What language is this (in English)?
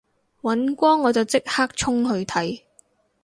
Cantonese